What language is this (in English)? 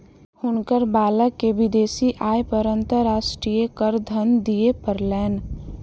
Maithili